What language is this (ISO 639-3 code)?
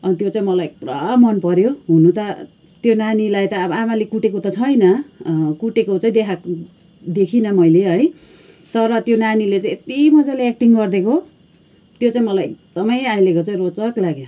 nep